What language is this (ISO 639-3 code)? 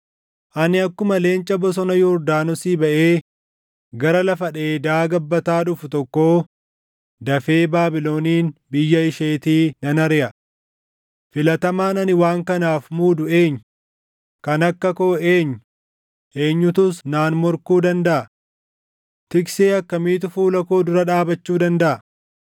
orm